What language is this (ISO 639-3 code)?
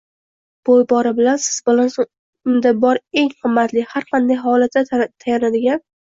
uzb